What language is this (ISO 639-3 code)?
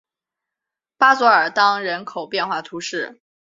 zho